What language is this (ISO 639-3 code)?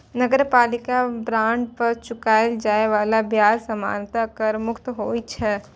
mai